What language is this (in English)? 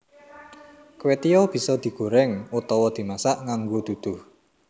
Javanese